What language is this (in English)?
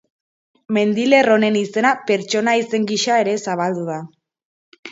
Basque